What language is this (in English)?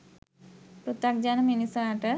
Sinhala